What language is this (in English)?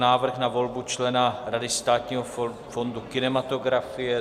Czech